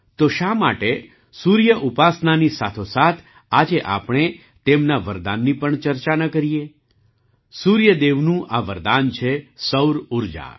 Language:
Gujarati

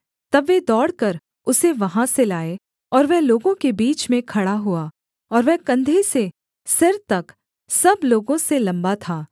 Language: Hindi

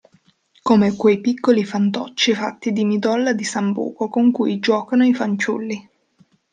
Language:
Italian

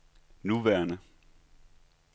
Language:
Danish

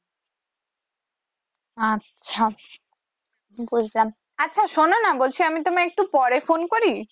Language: Bangla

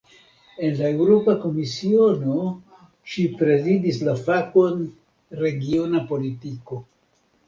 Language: Esperanto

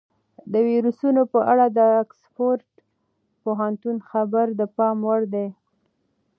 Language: Pashto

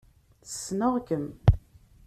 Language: Kabyle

